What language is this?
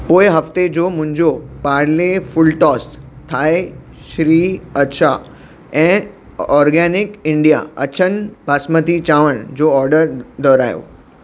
Sindhi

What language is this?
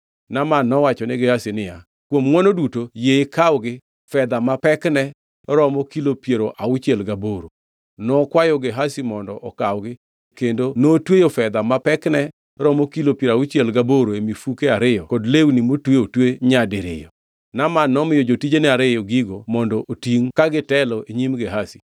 Luo (Kenya and Tanzania)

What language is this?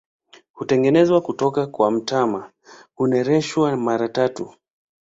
Swahili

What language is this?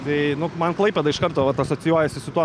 Lithuanian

